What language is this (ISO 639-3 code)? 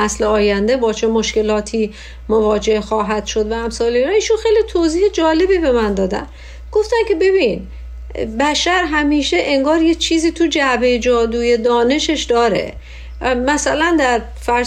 fas